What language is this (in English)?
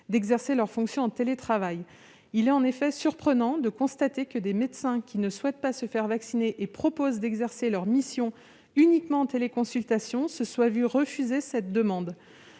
French